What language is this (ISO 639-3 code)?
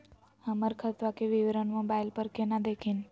mag